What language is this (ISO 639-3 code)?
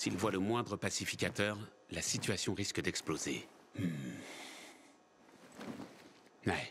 fra